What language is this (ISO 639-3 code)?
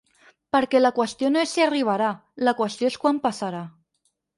cat